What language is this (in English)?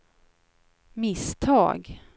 Swedish